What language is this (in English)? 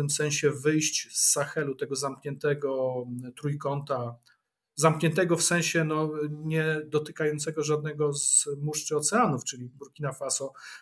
Polish